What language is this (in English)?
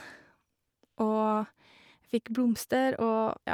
Norwegian